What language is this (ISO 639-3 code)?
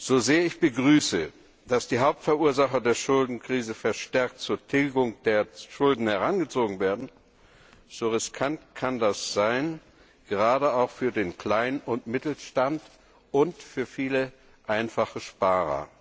deu